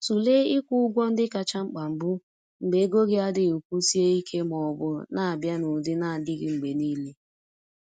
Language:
Igbo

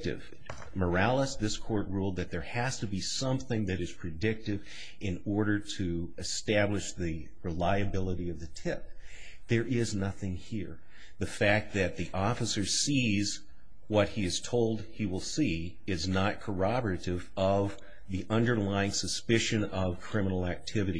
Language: English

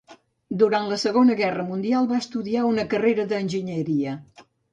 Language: Catalan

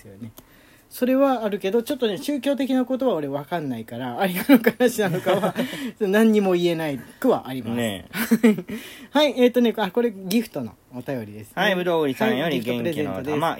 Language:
Japanese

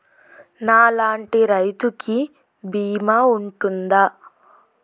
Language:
Telugu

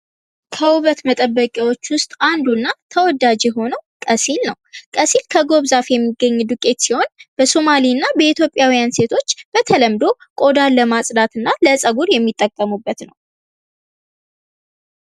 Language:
Amharic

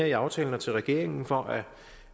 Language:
Danish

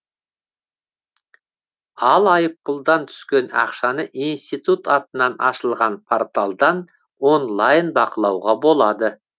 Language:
Kazakh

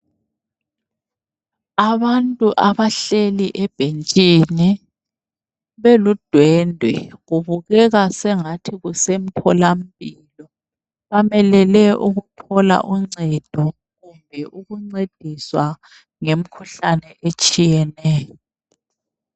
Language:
North Ndebele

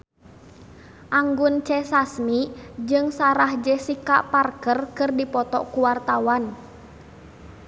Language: Sundanese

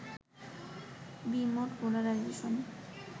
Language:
Bangla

